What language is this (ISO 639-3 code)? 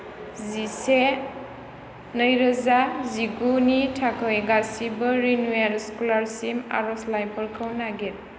brx